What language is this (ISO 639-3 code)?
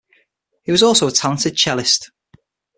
eng